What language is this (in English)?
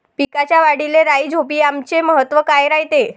Marathi